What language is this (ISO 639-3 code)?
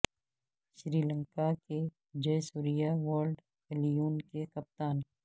urd